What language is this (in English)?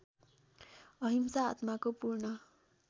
Nepali